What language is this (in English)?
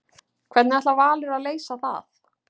Icelandic